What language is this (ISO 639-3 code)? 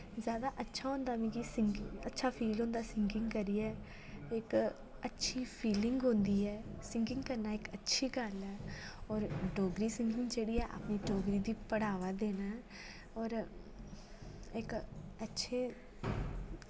doi